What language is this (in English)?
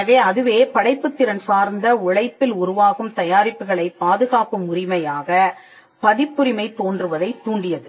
Tamil